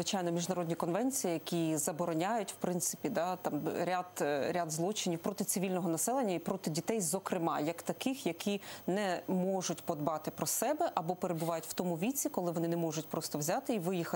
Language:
Ukrainian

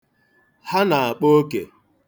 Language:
Igbo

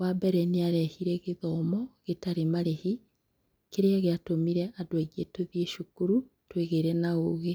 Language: Kikuyu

